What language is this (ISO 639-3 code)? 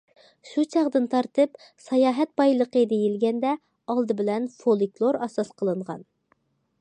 uig